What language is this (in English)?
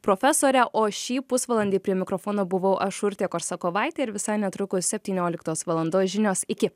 Lithuanian